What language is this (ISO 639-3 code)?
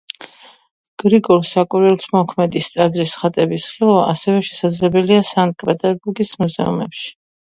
kat